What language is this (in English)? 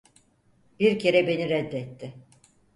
Turkish